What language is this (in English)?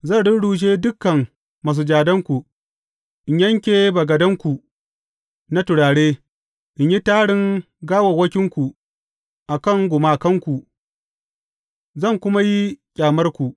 Hausa